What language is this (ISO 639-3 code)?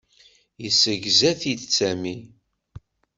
kab